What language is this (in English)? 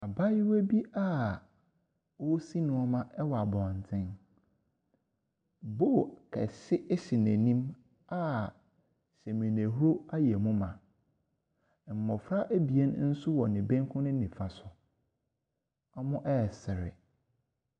Akan